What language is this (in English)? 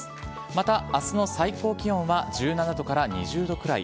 Japanese